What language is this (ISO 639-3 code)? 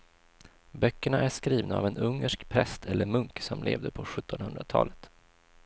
swe